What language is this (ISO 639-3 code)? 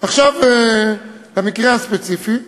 heb